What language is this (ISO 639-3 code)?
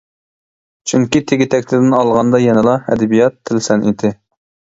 uig